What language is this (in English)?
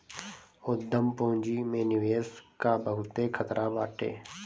Bhojpuri